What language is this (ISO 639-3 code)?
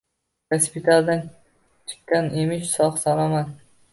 uzb